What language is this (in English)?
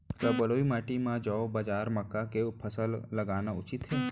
Chhattisgarhi